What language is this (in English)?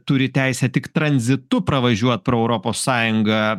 Lithuanian